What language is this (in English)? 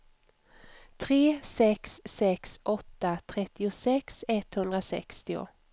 Swedish